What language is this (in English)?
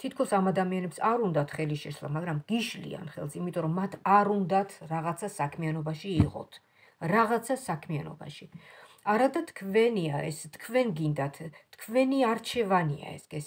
Romanian